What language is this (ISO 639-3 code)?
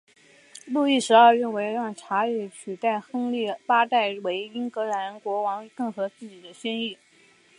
zho